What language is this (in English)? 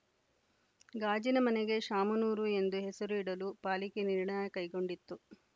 Kannada